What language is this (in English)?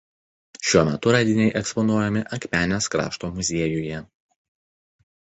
Lithuanian